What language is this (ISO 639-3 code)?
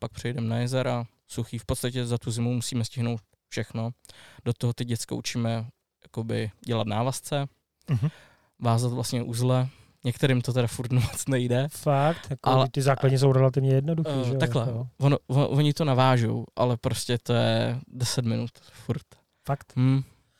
ces